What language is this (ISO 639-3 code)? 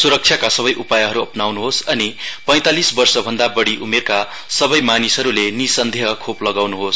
nep